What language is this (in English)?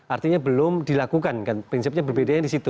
Indonesian